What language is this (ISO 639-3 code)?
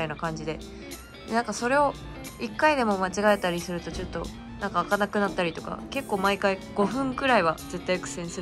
jpn